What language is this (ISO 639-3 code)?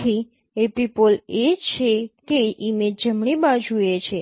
guj